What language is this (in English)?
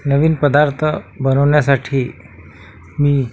Marathi